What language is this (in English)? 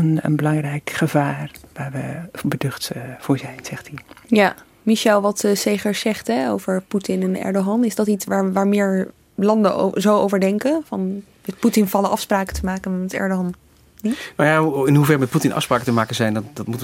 Dutch